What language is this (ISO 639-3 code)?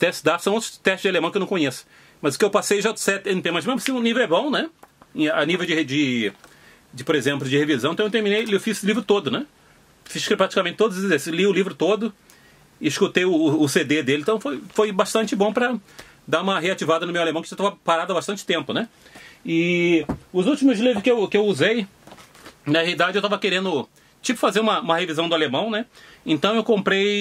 por